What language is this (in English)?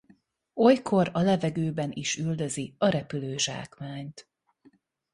Hungarian